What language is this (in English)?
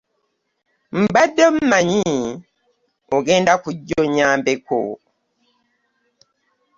Ganda